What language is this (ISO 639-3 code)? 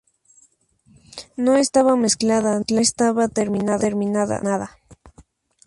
spa